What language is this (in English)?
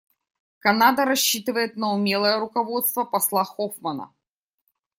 Russian